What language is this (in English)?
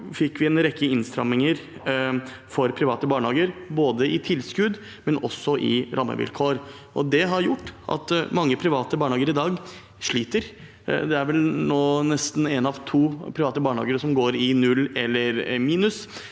Norwegian